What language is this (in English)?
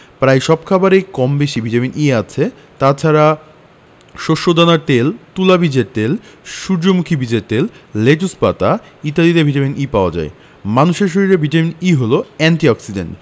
Bangla